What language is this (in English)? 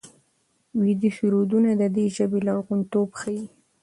Pashto